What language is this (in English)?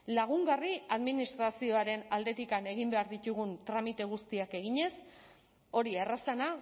Basque